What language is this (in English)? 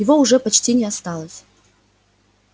Russian